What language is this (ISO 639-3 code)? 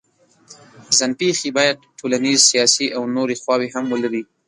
pus